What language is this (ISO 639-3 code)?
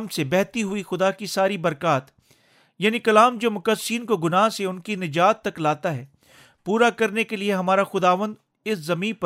urd